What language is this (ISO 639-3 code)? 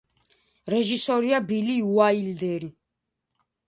kat